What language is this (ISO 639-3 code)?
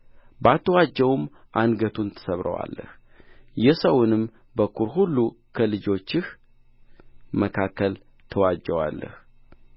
amh